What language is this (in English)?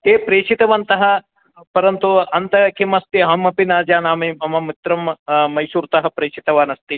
Sanskrit